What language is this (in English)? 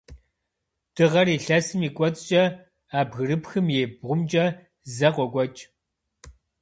Kabardian